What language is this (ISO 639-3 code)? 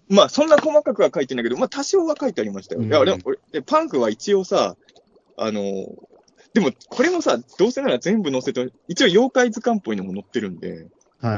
jpn